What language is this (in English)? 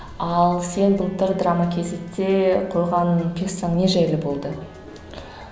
Kazakh